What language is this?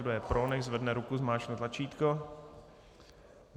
Czech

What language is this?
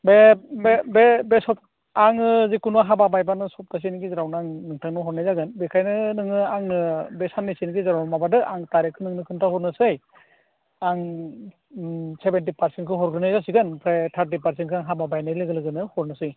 Bodo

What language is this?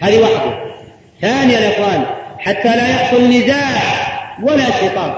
Arabic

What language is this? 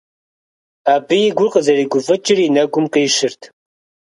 Kabardian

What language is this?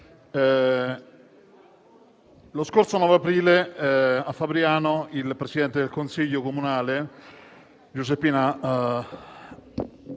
Italian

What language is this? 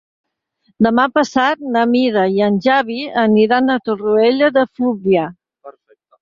Catalan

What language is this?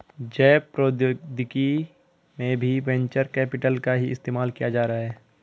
Hindi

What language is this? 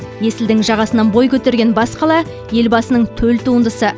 Kazakh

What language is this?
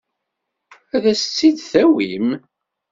Kabyle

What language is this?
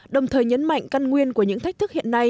Vietnamese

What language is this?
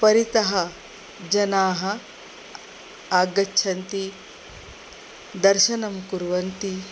Sanskrit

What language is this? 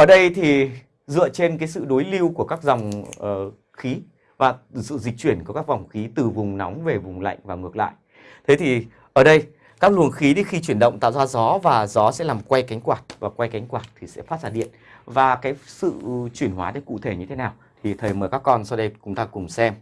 Vietnamese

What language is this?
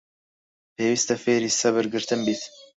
Central Kurdish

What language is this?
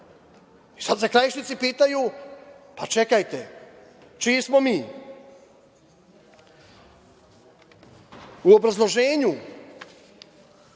Serbian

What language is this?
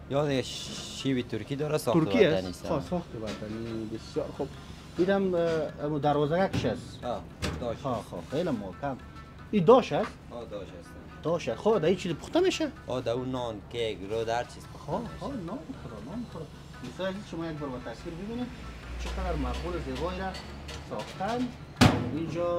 Persian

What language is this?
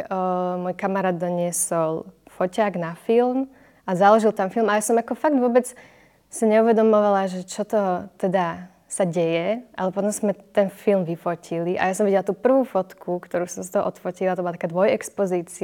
Slovak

